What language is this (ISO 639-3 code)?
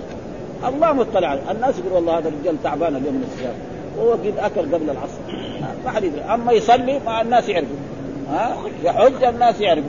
ara